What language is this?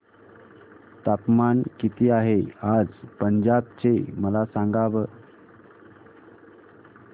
Marathi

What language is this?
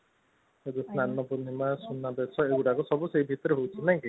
Odia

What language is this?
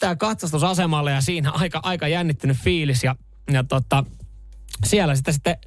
Finnish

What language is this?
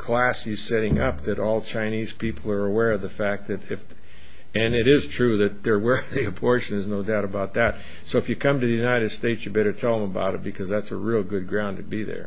English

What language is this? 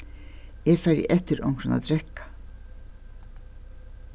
Faroese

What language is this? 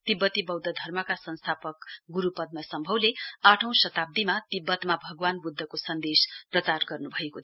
Nepali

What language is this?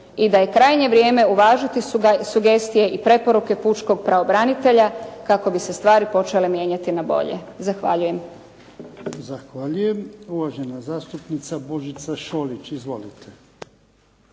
Croatian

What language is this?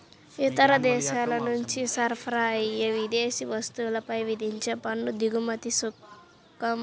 Telugu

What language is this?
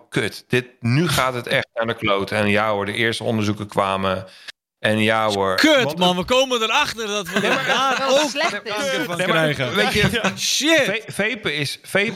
Dutch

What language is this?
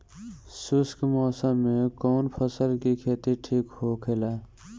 Bhojpuri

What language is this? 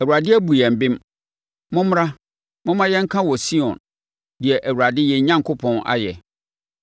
Akan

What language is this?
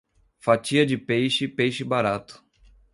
Portuguese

